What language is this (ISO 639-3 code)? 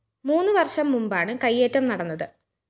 mal